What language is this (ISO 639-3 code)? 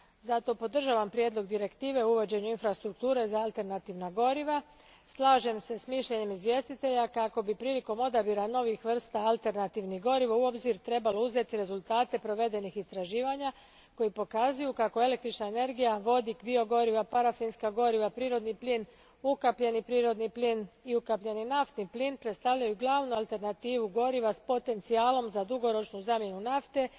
hrv